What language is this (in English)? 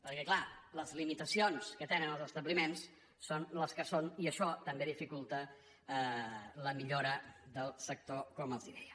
Catalan